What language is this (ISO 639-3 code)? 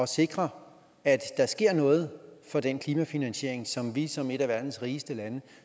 dan